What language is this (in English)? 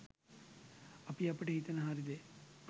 Sinhala